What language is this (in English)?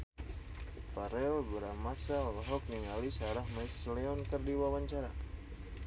Sundanese